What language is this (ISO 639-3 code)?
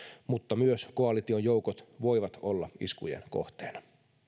fin